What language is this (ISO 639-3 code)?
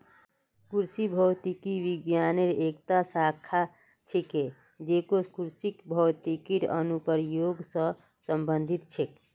mag